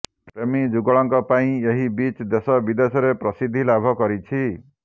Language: Odia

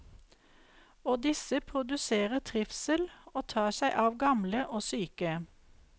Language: Norwegian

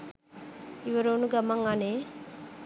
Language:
Sinhala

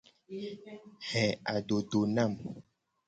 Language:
Gen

